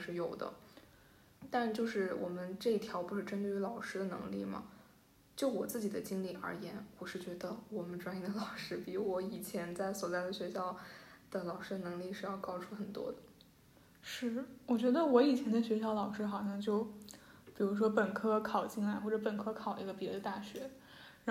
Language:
Chinese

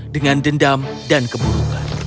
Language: Indonesian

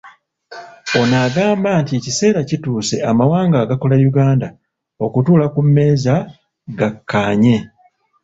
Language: Ganda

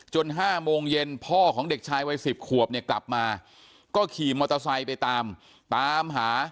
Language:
Thai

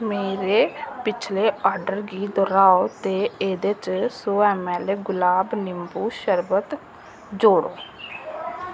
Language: Dogri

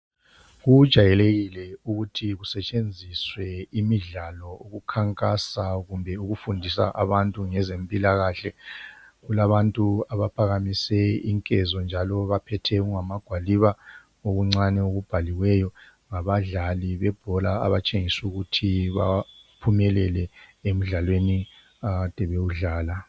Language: North Ndebele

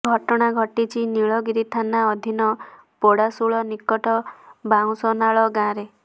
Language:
Odia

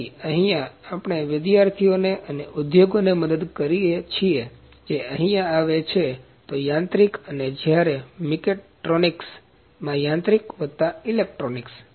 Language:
Gujarati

